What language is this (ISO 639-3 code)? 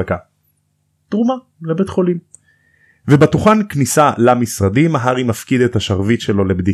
heb